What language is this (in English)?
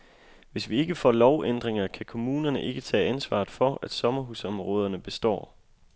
Danish